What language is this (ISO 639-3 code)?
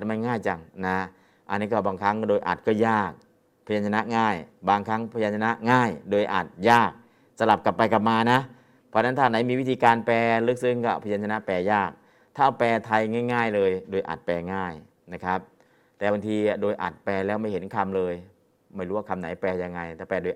tha